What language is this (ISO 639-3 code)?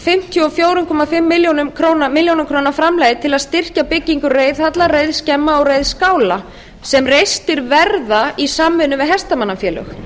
isl